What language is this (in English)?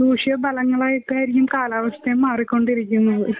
Malayalam